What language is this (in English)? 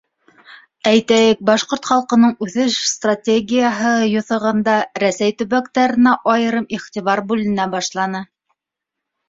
Bashkir